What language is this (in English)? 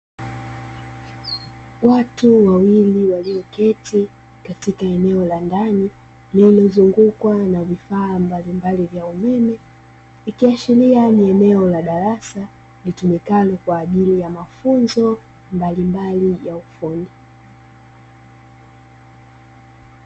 Swahili